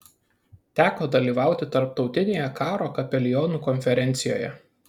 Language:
Lithuanian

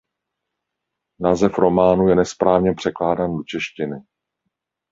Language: Czech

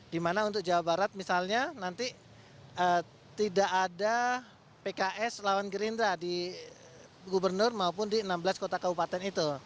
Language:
Indonesian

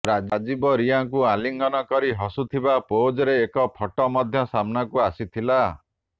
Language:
Odia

